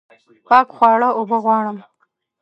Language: Pashto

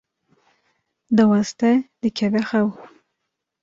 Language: Kurdish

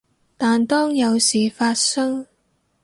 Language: Cantonese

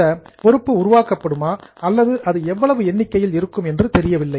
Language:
Tamil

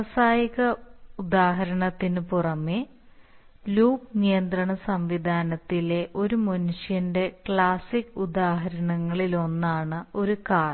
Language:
Malayalam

